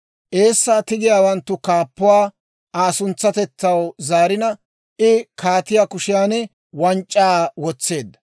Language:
Dawro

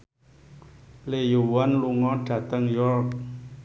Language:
Javanese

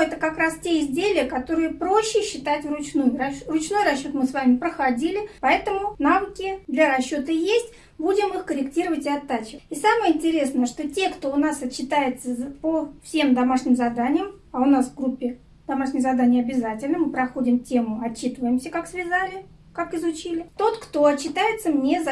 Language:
Russian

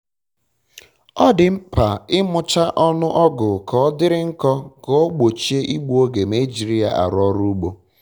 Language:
Igbo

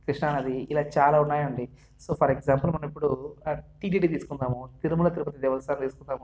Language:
Telugu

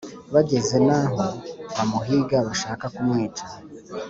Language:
Kinyarwanda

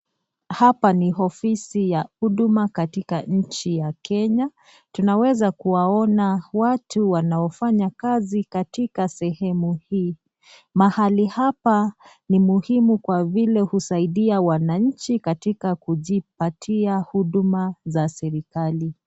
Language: Swahili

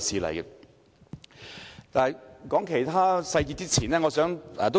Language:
Cantonese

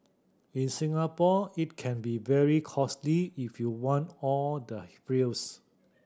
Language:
English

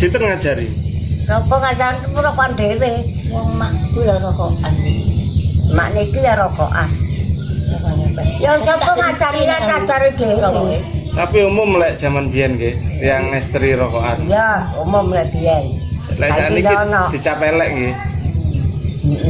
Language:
Indonesian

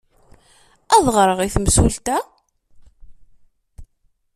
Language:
Kabyle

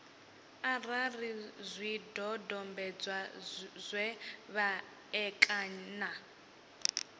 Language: Venda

